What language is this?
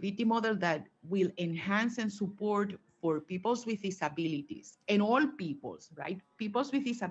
English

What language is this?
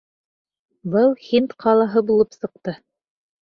Bashkir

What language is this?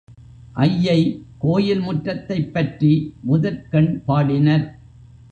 Tamil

